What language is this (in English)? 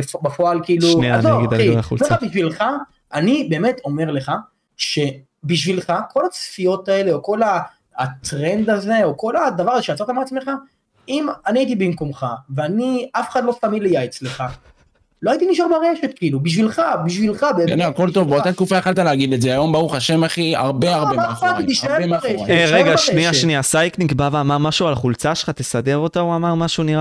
Hebrew